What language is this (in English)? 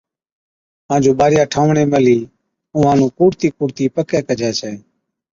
Od